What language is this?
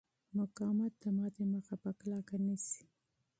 Pashto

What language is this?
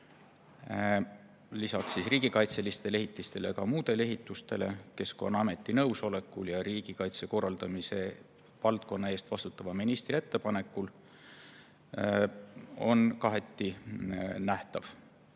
Estonian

